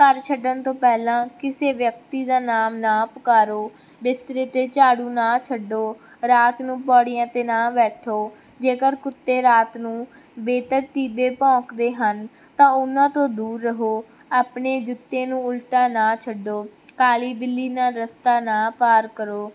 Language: Punjabi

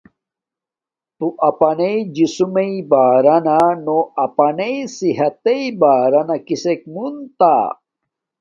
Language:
Domaaki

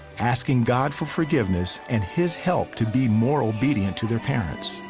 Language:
English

